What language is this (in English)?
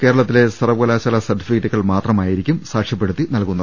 Malayalam